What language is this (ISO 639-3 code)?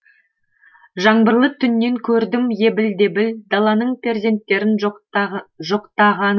kaz